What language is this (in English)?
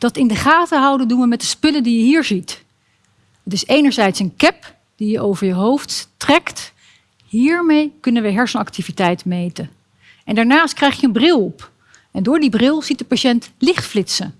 Dutch